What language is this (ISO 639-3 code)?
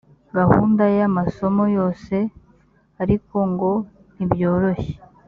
kin